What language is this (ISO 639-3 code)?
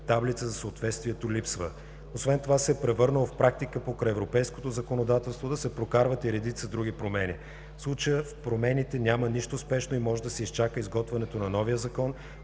bul